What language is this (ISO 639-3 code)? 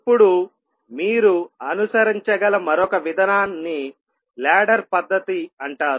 tel